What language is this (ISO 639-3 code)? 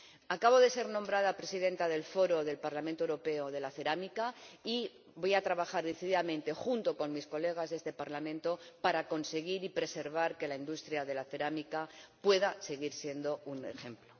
spa